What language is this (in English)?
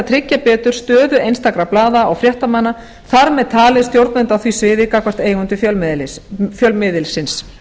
Icelandic